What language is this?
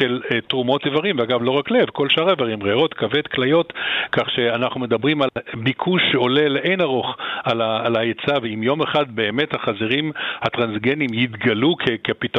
Hebrew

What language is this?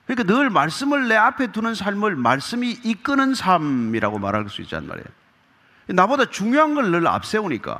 Korean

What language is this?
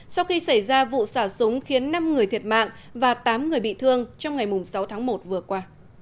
Vietnamese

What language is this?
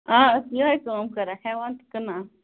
Kashmiri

